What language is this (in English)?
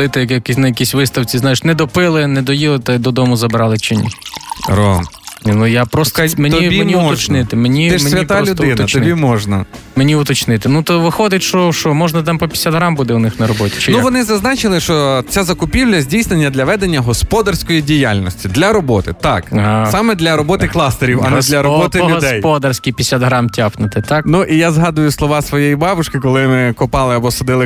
Ukrainian